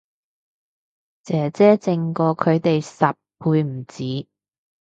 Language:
Cantonese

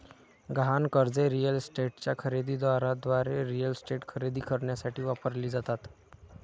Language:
Marathi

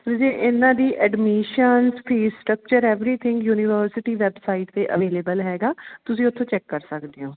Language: Punjabi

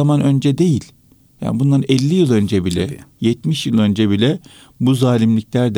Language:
Turkish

